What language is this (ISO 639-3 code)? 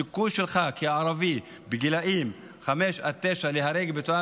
heb